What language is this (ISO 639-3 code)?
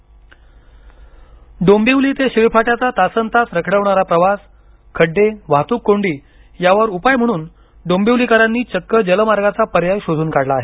mar